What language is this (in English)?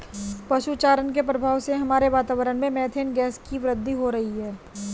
Hindi